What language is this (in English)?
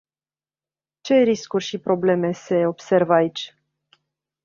Romanian